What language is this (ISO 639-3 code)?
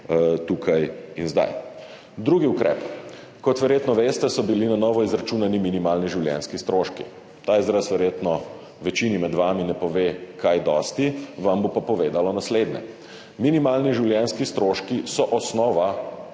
slv